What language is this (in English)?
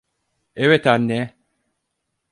Turkish